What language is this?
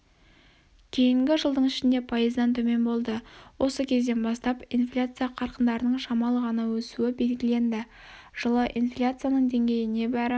Kazakh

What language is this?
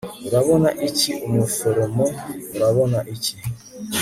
Kinyarwanda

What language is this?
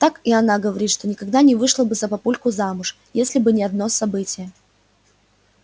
Russian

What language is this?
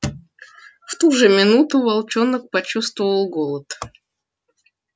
Russian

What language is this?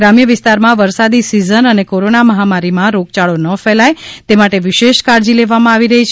Gujarati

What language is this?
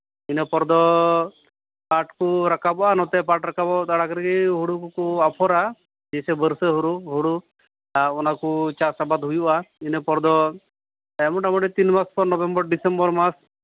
Santali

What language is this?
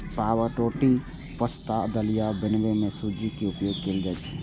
Maithili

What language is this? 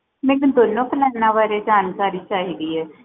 Punjabi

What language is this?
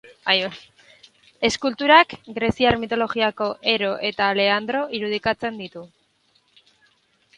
Basque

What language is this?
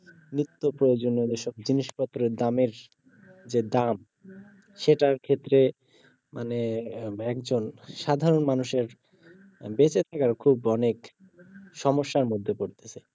Bangla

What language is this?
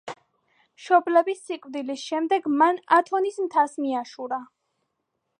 Georgian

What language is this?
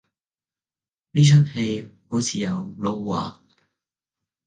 Cantonese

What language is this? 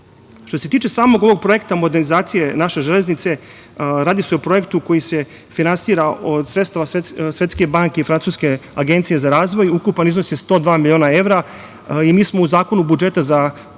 Serbian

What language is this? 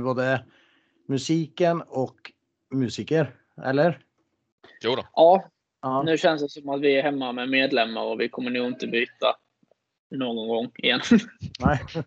Swedish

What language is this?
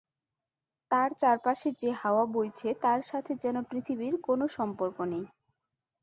Bangla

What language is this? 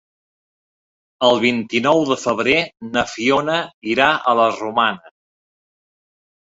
Catalan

